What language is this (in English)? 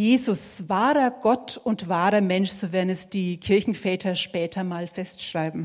German